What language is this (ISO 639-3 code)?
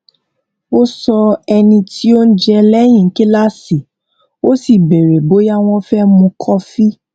yor